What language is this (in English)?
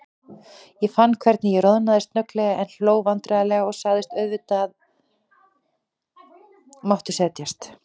Icelandic